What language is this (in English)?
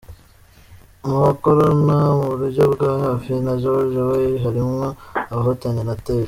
Kinyarwanda